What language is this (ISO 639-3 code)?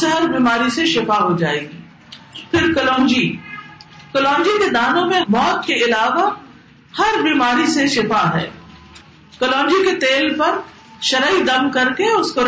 urd